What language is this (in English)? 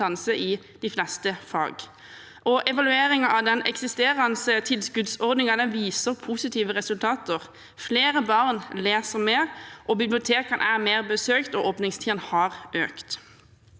Norwegian